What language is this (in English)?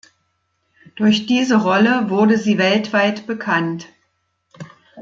German